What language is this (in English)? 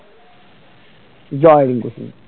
Bangla